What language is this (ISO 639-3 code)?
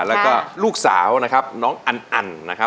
tha